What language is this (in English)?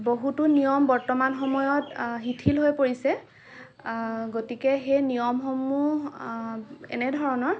Assamese